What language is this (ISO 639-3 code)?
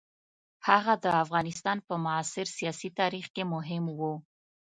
pus